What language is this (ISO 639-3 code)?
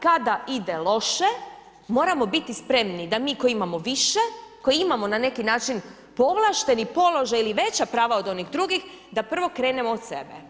hrv